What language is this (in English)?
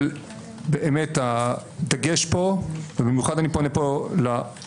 Hebrew